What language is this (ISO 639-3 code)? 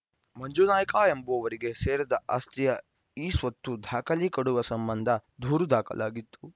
kan